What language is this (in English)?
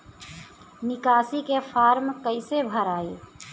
Bhojpuri